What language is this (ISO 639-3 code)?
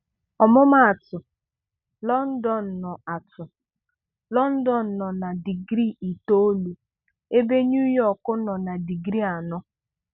ibo